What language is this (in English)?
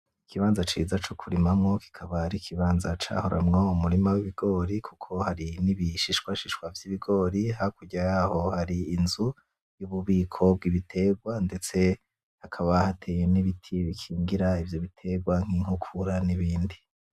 Rundi